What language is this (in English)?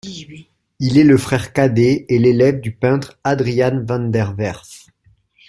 French